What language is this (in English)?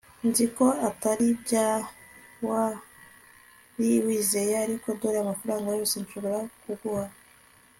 Kinyarwanda